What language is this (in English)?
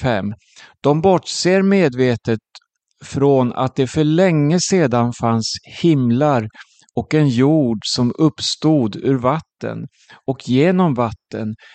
Swedish